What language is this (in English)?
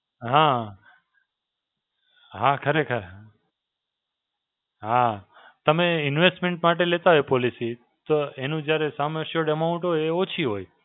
Gujarati